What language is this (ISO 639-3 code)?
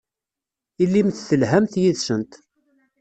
kab